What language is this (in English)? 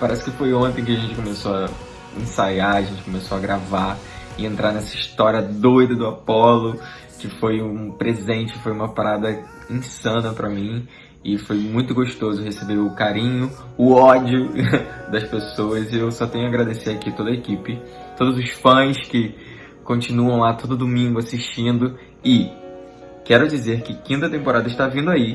Portuguese